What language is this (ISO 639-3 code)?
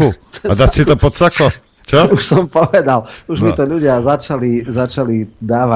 slk